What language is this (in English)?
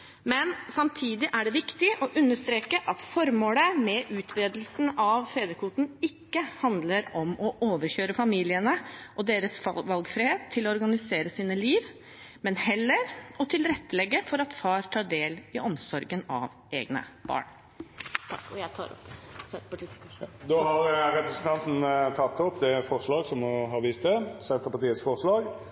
Norwegian